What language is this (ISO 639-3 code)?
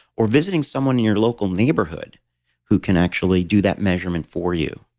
eng